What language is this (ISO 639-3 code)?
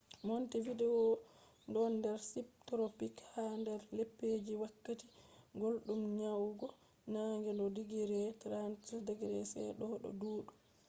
ful